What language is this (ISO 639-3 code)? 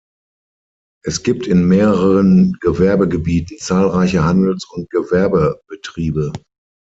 deu